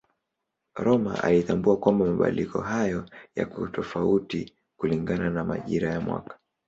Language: Swahili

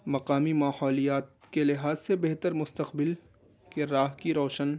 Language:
Urdu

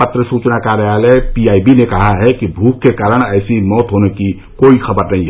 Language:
Hindi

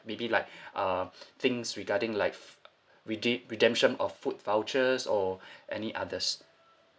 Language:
English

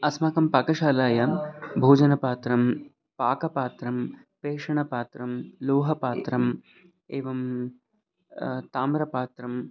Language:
Sanskrit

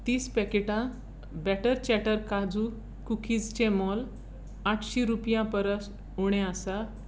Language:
Konkani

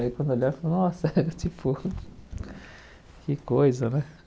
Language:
Portuguese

